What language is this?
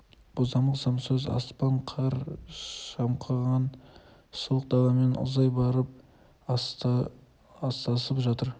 Kazakh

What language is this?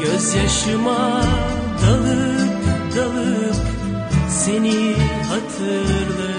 Turkish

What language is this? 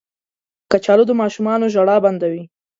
Pashto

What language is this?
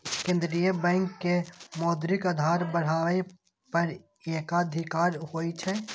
Maithili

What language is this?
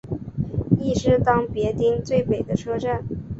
Chinese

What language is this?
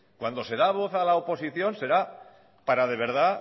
Spanish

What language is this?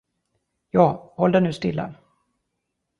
Swedish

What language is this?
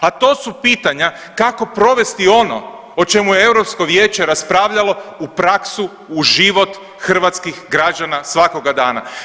Croatian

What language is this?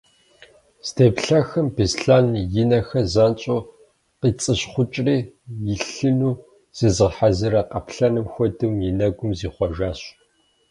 Kabardian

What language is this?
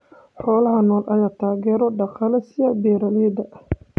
Somali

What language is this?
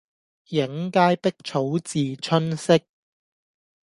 Cantonese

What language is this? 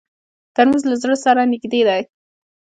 Pashto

